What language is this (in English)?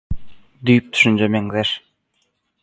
Turkmen